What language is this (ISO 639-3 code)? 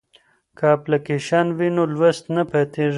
pus